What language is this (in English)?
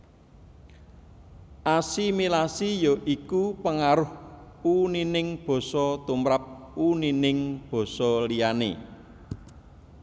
Javanese